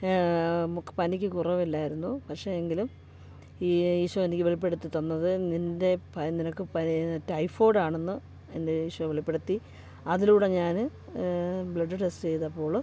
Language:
Malayalam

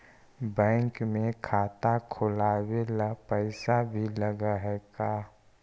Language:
Magahi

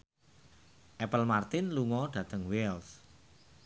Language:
Javanese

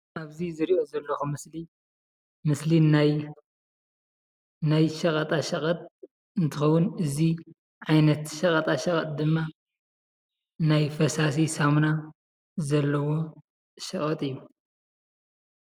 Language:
Tigrinya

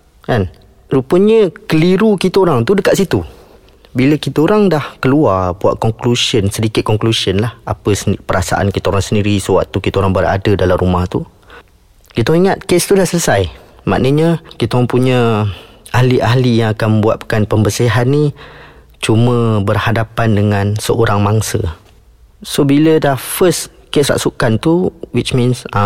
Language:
Malay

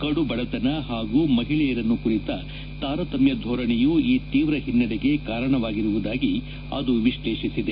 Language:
Kannada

